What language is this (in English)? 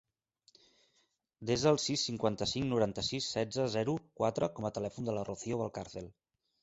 Catalan